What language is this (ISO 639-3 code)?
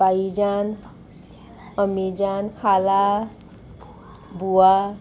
kok